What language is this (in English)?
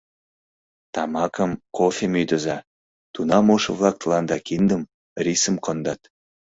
Mari